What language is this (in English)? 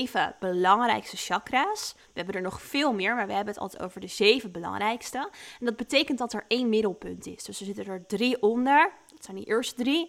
Dutch